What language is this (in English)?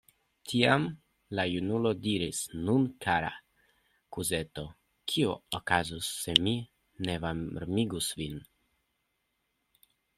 Esperanto